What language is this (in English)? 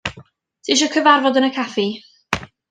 Welsh